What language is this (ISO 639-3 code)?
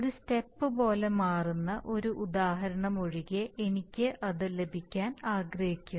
mal